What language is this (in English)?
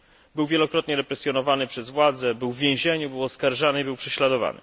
Polish